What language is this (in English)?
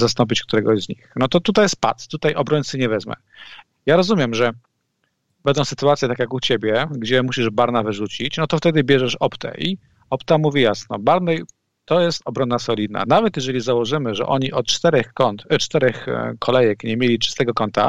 Polish